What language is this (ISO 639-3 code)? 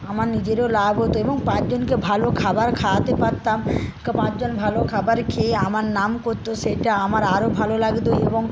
ben